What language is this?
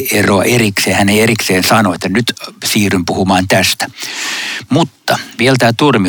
Finnish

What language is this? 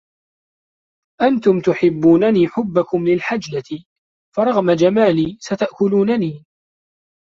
Arabic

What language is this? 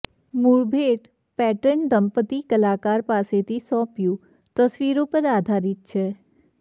Gujarati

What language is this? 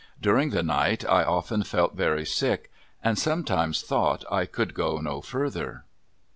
English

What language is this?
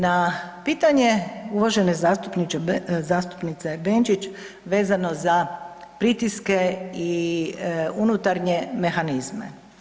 Croatian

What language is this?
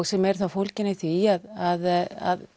Icelandic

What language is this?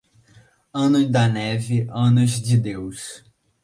Portuguese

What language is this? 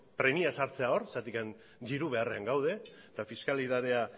Basque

